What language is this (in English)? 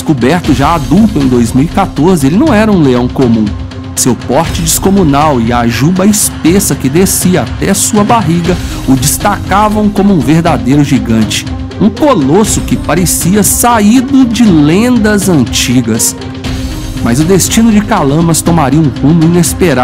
Portuguese